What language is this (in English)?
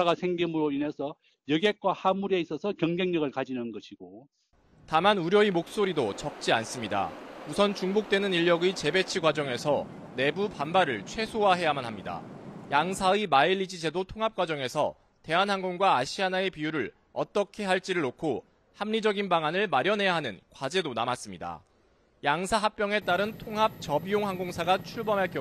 Korean